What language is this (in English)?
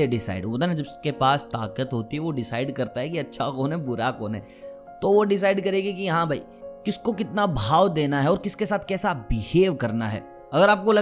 Hindi